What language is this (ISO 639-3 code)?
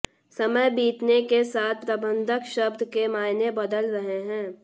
hin